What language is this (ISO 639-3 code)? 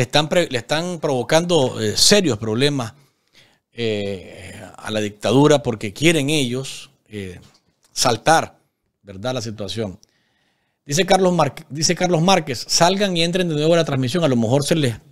spa